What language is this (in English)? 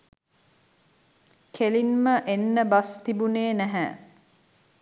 Sinhala